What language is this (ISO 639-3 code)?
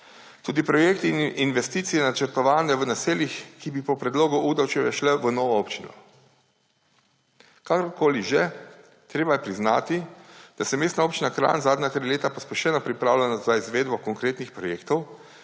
slv